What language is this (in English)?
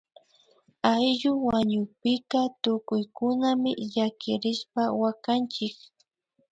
Imbabura Highland Quichua